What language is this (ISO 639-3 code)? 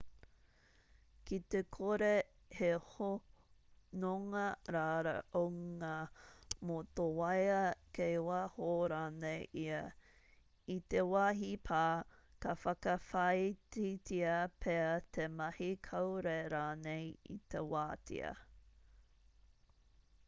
mri